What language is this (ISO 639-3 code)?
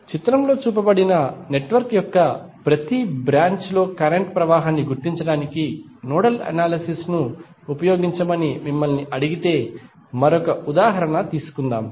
tel